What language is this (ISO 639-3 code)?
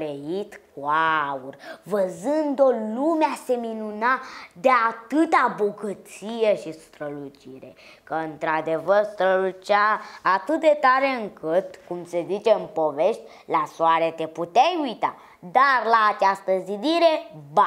ron